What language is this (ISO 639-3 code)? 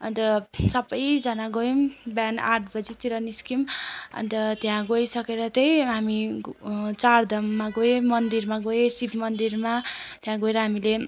nep